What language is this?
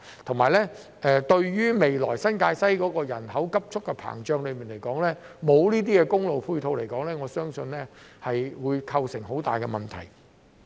Cantonese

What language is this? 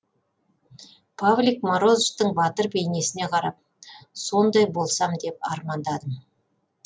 Kazakh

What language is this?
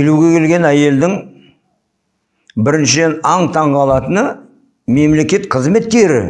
Kazakh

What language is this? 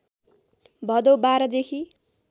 Nepali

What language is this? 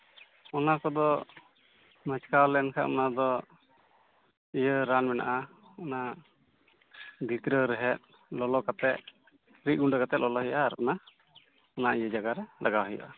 Santali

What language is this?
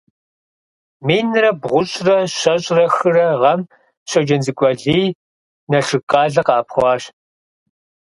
Kabardian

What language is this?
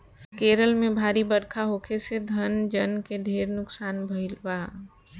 Bhojpuri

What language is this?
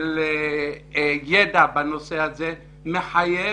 Hebrew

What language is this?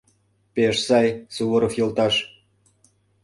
Mari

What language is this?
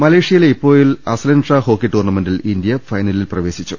Malayalam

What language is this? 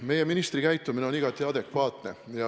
Estonian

